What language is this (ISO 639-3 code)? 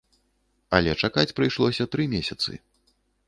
bel